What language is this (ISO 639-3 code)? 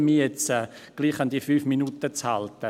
gsw